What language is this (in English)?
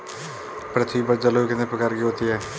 Hindi